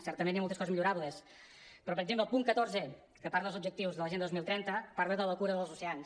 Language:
Catalan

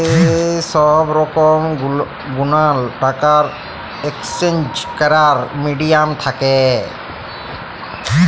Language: Bangla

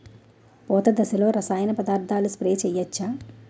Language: Telugu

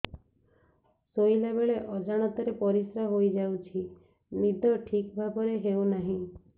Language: Odia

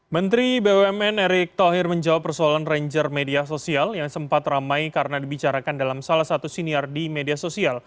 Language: Indonesian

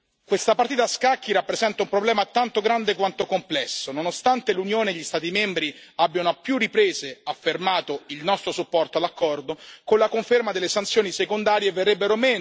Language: Italian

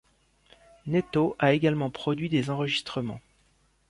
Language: French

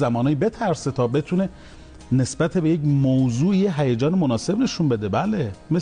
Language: Persian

